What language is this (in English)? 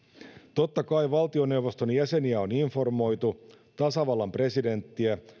Finnish